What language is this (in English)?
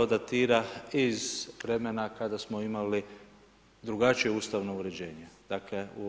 Croatian